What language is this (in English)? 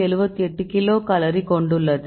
Tamil